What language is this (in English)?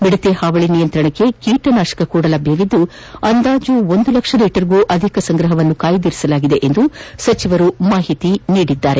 Kannada